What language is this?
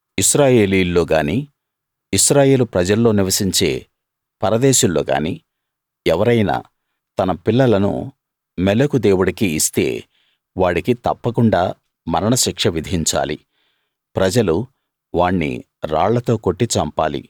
Telugu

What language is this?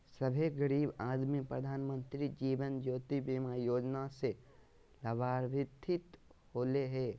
Magahi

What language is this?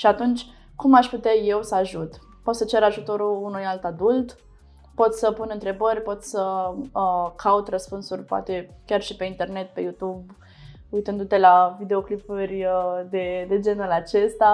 Romanian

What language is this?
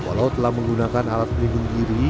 Indonesian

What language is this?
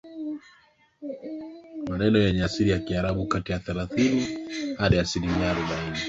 Swahili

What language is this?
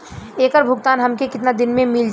Bhojpuri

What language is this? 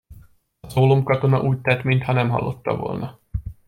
Hungarian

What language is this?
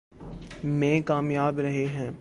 Urdu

